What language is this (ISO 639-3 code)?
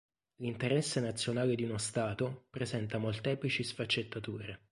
ita